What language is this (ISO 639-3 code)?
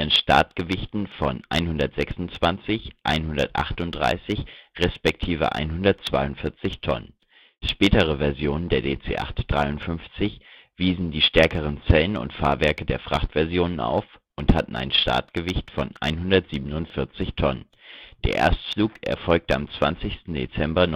deu